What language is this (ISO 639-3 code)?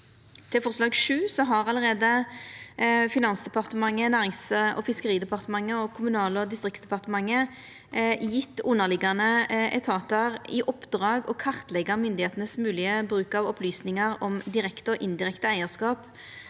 nor